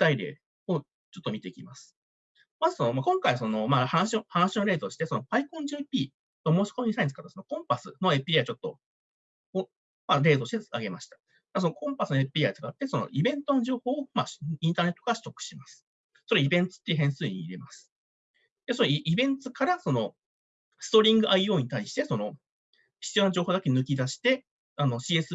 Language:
Japanese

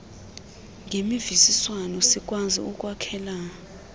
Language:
Xhosa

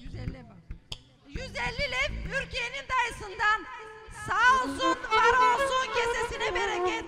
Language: Turkish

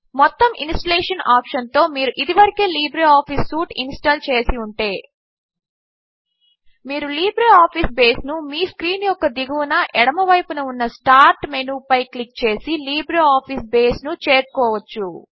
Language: Telugu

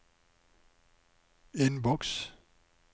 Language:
Norwegian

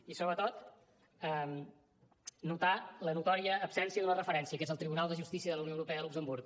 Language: Catalan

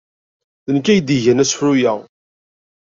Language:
Kabyle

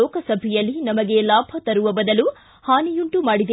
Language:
Kannada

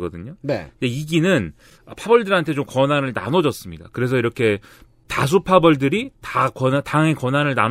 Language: Korean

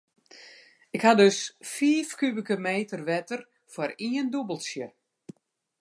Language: Western Frisian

